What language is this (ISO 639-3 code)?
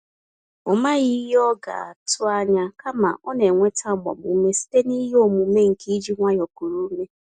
ibo